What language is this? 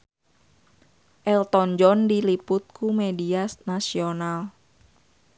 Sundanese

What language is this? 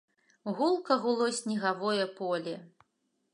Belarusian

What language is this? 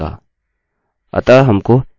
Hindi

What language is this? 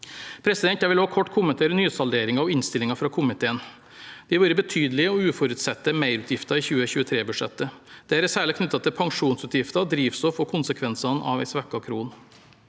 Norwegian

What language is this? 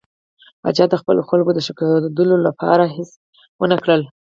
Pashto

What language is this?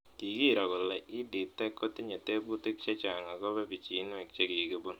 Kalenjin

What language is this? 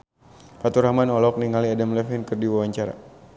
Sundanese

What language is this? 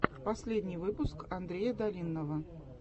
Russian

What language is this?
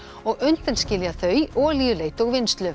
Icelandic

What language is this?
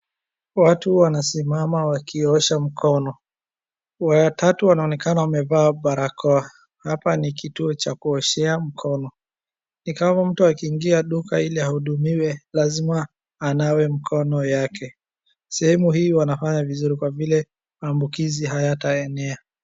Swahili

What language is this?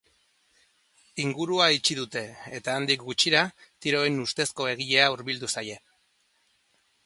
Basque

